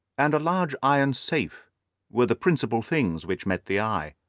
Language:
English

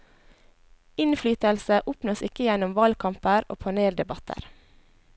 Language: Norwegian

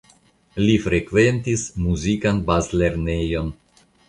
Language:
Esperanto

